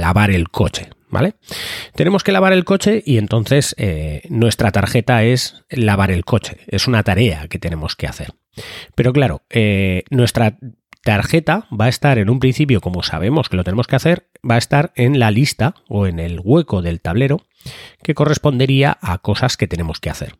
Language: Spanish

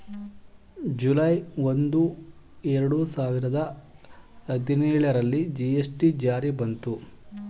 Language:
Kannada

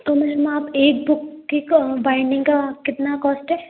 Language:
Hindi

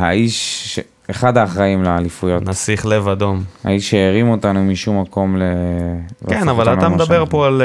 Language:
Hebrew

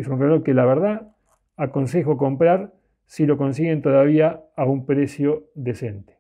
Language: Spanish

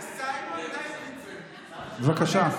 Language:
Hebrew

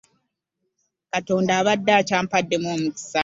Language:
Ganda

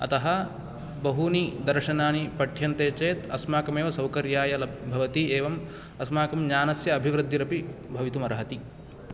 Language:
Sanskrit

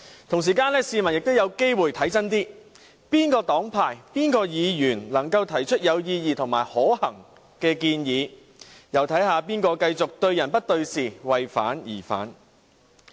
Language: Cantonese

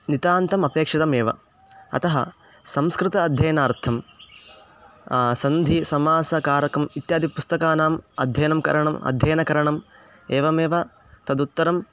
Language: Sanskrit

